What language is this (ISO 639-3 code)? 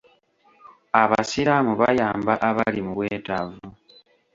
lug